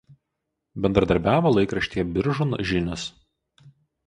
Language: Lithuanian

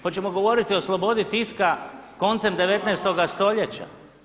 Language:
Croatian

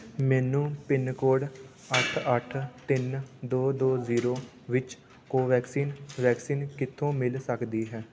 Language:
Punjabi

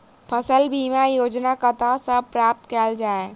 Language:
Maithili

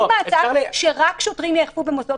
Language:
Hebrew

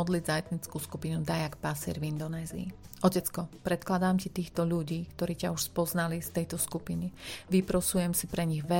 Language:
Slovak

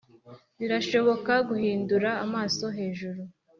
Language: Kinyarwanda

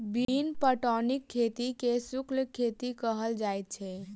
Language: Maithili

